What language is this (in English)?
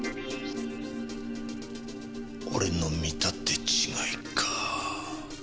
Japanese